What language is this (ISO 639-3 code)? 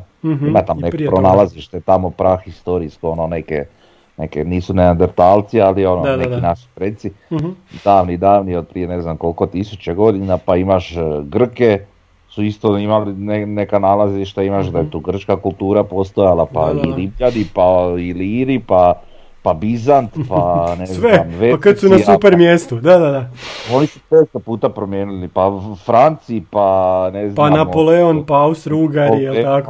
hrv